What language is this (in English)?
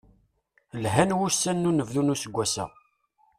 Kabyle